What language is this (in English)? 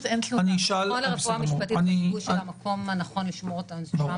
Hebrew